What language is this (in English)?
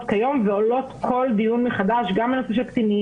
Hebrew